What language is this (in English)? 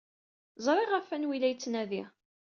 Kabyle